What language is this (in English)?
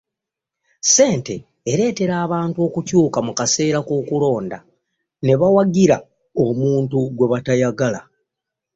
Ganda